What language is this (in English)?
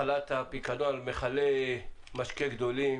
Hebrew